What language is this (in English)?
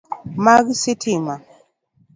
Luo (Kenya and Tanzania)